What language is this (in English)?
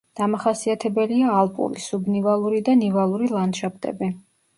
Georgian